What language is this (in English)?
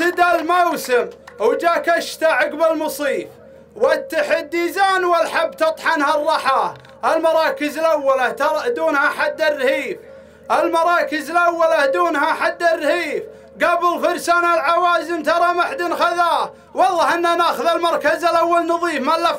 Arabic